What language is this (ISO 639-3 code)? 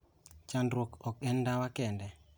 luo